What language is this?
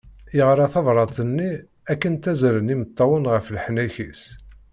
Kabyle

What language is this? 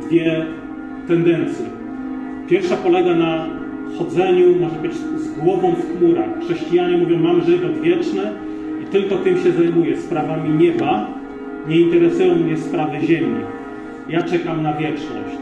Polish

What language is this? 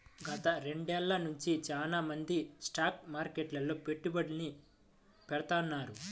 Telugu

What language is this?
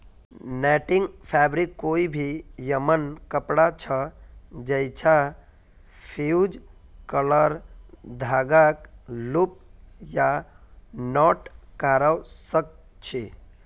Magahi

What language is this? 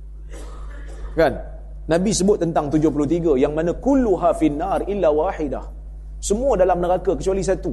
Malay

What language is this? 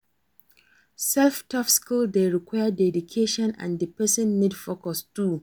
Nigerian Pidgin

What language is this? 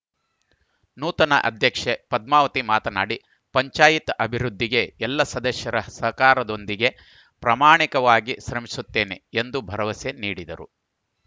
Kannada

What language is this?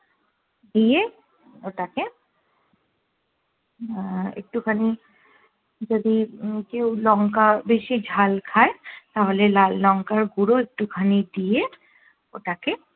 Bangla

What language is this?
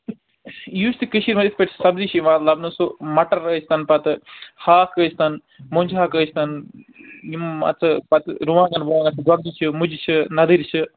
Kashmiri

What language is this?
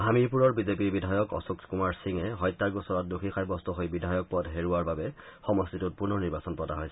Assamese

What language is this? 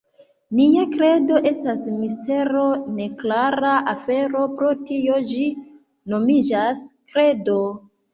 Esperanto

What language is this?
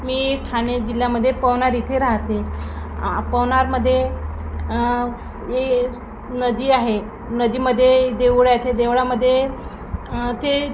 Marathi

